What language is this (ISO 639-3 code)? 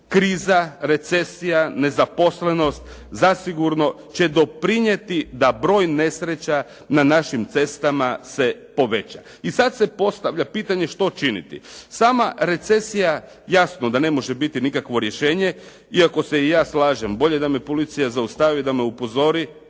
hrv